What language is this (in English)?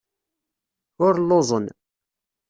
Kabyle